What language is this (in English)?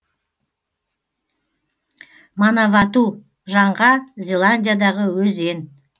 Kazakh